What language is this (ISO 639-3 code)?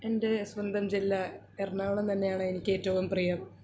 mal